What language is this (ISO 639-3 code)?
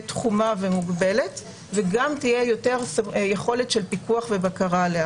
heb